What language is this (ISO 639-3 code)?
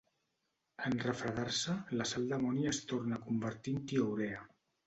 cat